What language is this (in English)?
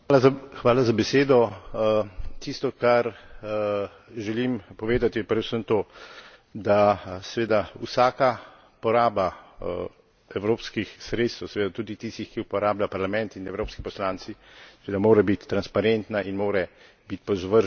Slovenian